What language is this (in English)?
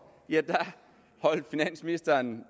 Danish